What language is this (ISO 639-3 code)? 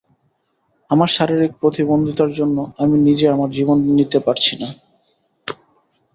ben